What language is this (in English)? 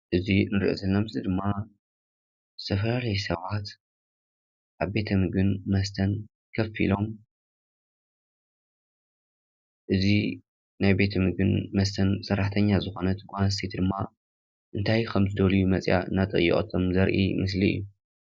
Tigrinya